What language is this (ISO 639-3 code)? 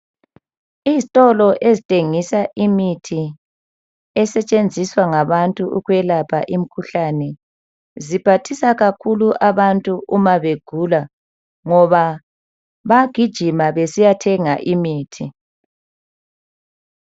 nde